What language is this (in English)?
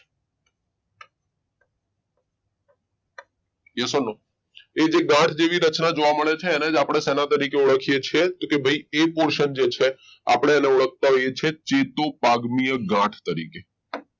Gujarati